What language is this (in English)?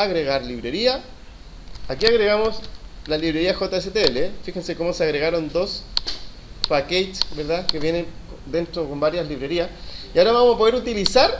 Spanish